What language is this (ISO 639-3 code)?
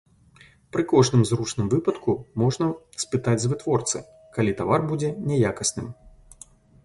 bel